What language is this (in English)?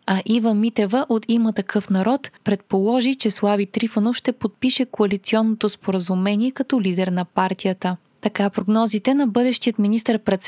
Bulgarian